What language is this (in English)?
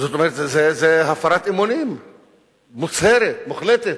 Hebrew